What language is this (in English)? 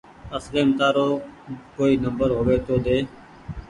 Goaria